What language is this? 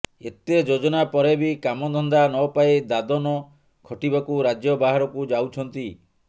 Odia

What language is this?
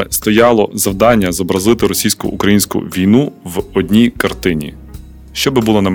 Ukrainian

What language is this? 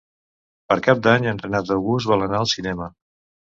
Catalan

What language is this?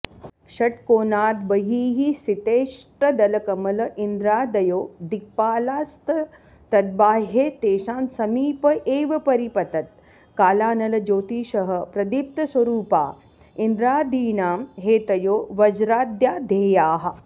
Sanskrit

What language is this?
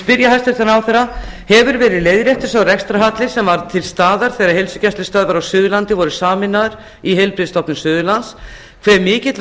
Icelandic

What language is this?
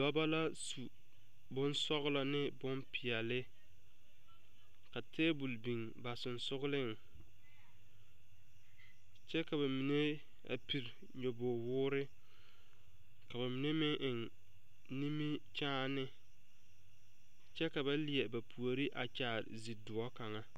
Southern Dagaare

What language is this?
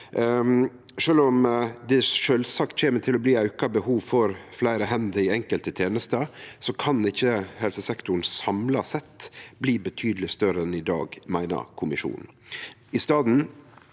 Norwegian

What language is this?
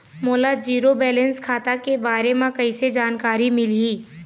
Chhattisgarhi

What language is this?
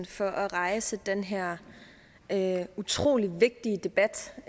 Danish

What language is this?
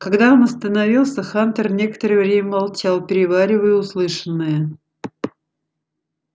Russian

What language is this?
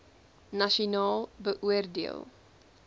Afrikaans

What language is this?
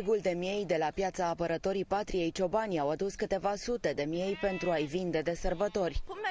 Romanian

